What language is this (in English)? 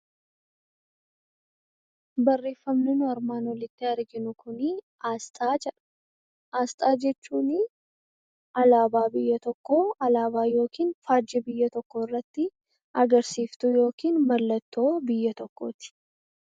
Oromo